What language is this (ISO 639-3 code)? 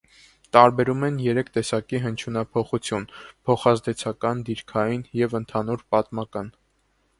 hye